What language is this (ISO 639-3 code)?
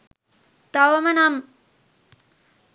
sin